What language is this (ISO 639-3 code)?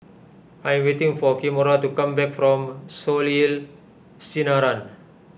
eng